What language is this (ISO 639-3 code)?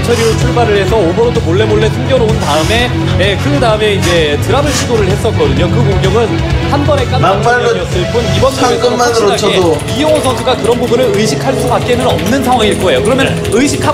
kor